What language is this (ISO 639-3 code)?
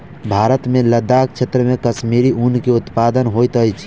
mai